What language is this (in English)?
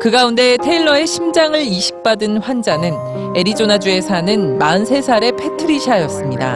Korean